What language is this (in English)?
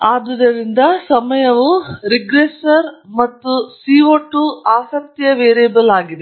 Kannada